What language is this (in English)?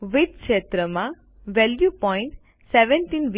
Gujarati